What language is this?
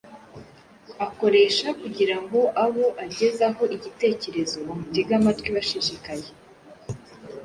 Kinyarwanda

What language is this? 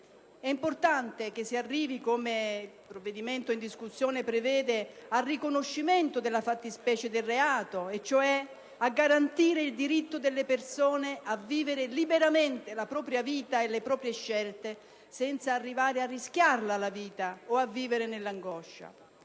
Italian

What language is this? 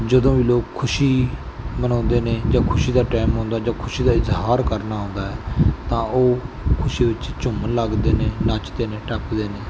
Punjabi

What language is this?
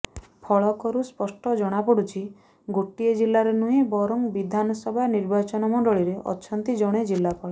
Odia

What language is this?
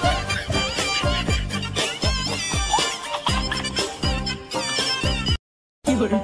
Vietnamese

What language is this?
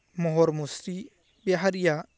Bodo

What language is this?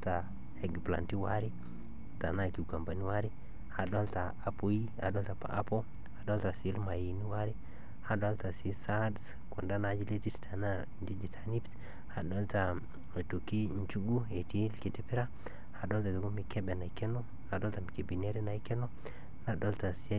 Masai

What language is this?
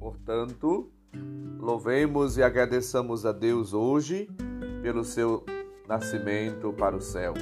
Portuguese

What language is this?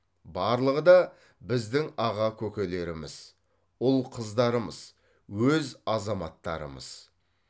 Kazakh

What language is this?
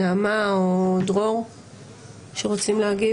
Hebrew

